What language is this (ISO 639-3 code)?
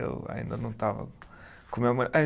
por